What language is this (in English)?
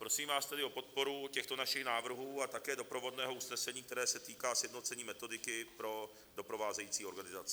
Czech